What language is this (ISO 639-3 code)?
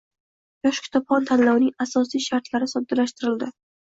uzb